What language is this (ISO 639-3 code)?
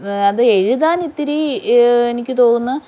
mal